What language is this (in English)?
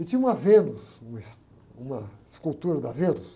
Portuguese